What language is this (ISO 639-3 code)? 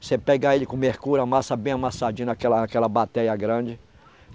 por